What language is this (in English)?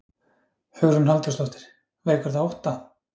Icelandic